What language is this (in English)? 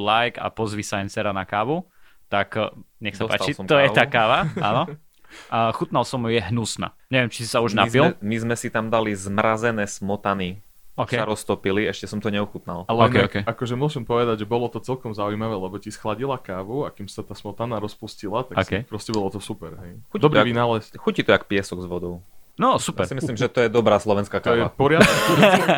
Slovak